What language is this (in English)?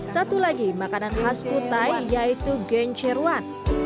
Indonesian